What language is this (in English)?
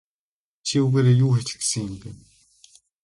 Mongolian